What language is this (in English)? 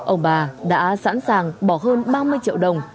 Vietnamese